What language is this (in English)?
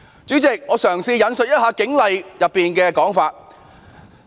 Cantonese